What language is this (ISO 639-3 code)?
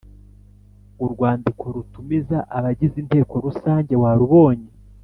kin